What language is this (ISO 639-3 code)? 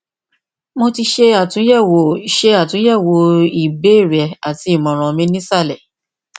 yor